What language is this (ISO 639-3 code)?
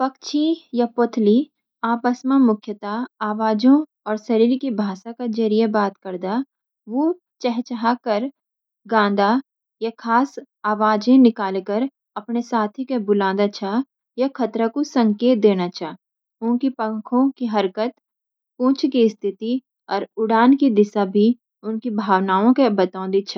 gbm